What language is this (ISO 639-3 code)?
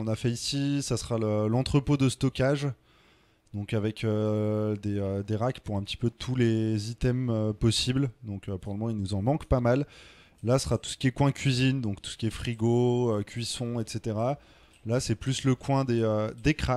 fra